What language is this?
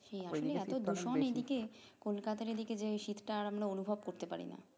Bangla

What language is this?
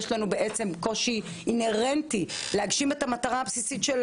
Hebrew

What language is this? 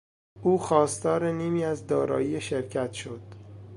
Persian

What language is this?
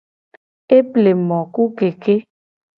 Gen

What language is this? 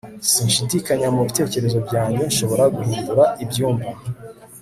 Kinyarwanda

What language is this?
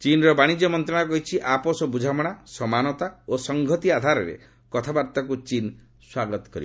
Odia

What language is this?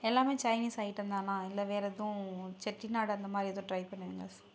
Tamil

